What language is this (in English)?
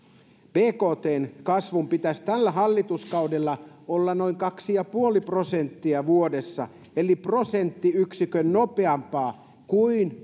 Finnish